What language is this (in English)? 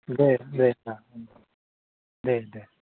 Bodo